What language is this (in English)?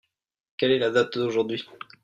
French